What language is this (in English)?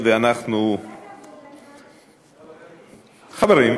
Hebrew